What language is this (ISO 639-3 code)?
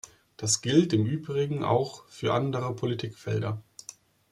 deu